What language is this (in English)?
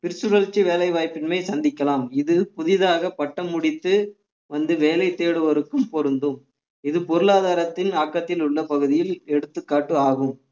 Tamil